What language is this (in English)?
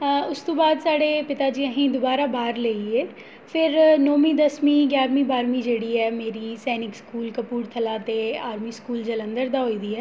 Dogri